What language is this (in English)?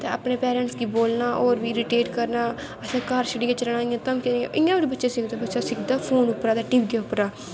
Dogri